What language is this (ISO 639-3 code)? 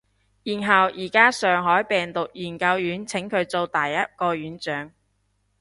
yue